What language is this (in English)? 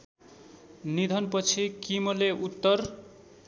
Nepali